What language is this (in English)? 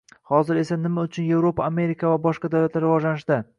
Uzbek